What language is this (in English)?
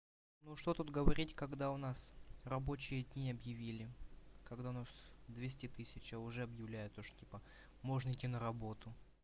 Russian